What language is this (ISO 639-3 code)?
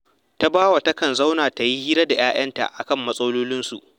hau